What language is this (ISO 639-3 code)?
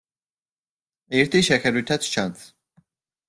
kat